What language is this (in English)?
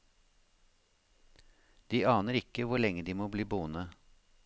Norwegian